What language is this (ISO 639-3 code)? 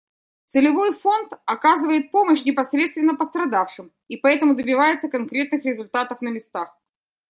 rus